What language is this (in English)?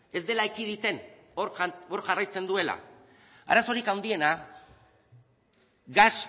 Basque